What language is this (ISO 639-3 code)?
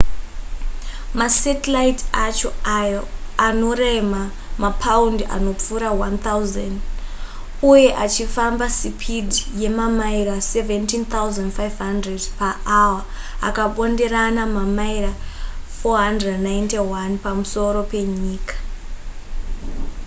sna